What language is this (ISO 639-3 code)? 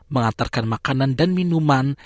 ind